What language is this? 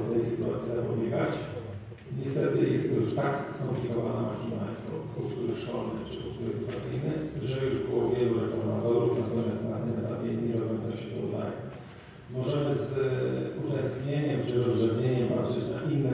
Polish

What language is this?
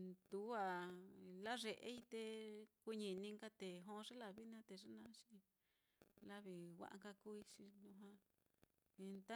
Mitlatongo Mixtec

